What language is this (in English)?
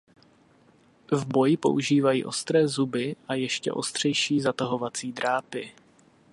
Czech